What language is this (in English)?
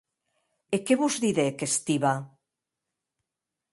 Occitan